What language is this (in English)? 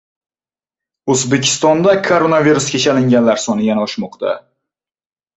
Uzbek